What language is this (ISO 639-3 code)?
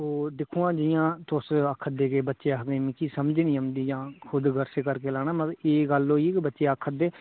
doi